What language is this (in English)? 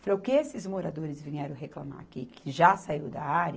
Portuguese